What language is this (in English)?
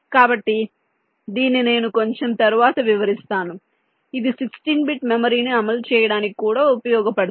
Telugu